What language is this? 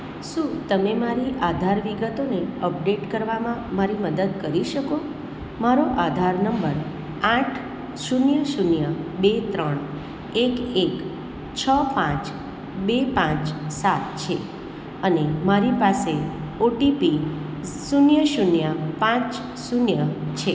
Gujarati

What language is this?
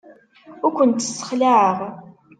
Kabyle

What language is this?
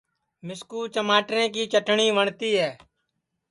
Sansi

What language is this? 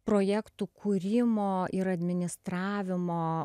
Lithuanian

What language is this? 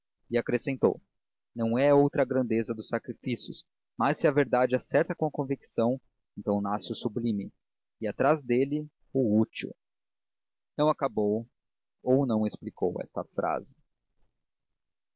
Portuguese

